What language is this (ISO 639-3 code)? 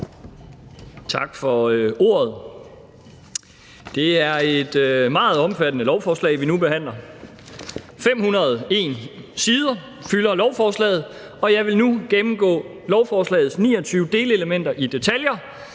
dan